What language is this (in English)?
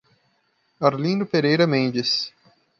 Portuguese